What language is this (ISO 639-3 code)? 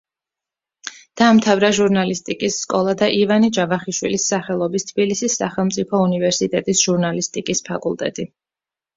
kat